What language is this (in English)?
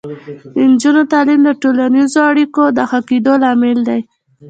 Pashto